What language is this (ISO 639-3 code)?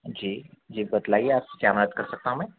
urd